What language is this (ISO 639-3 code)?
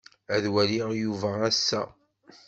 kab